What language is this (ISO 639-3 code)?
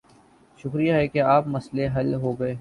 urd